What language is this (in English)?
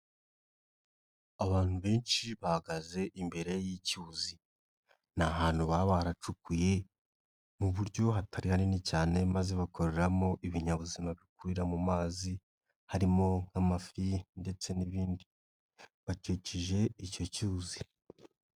Kinyarwanda